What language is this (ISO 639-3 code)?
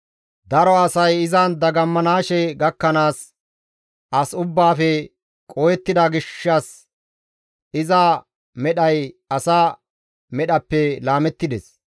gmv